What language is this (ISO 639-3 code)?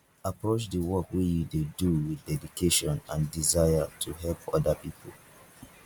pcm